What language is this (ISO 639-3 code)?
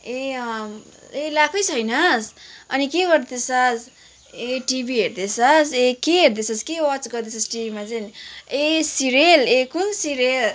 nep